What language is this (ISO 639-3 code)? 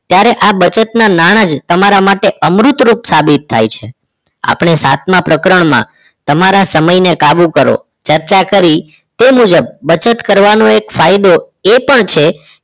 guj